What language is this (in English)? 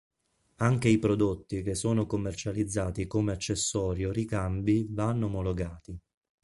Italian